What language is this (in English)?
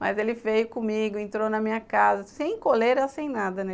Portuguese